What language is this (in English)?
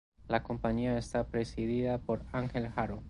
Spanish